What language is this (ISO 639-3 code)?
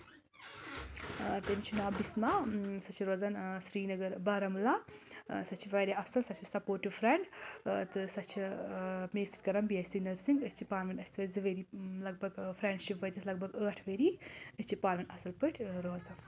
kas